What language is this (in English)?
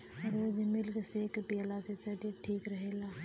Bhojpuri